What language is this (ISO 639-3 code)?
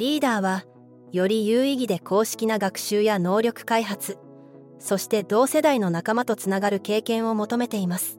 jpn